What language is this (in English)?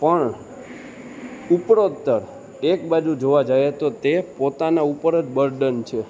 Gujarati